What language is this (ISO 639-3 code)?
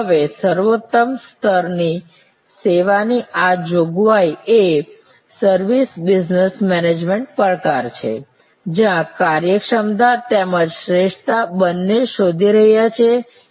guj